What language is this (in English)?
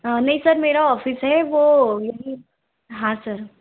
Hindi